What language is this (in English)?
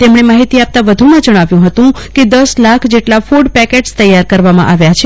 Gujarati